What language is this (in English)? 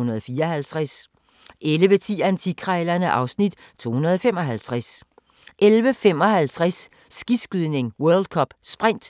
Danish